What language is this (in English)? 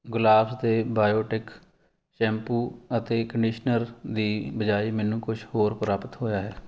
Punjabi